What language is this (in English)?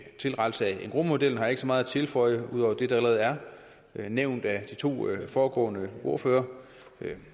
Danish